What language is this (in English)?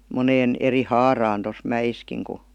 Finnish